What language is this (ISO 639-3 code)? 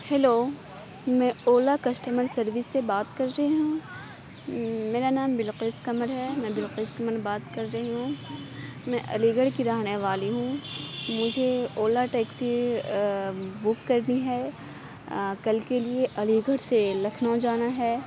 urd